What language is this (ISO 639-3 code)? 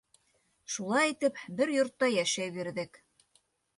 bak